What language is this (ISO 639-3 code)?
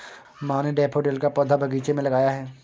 hin